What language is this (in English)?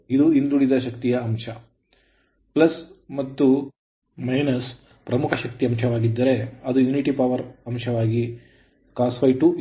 Kannada